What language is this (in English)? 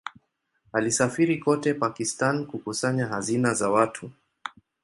Swahili